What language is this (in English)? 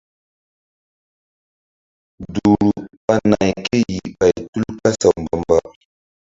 Mbum